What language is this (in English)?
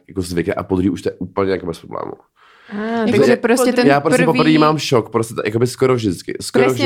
Czech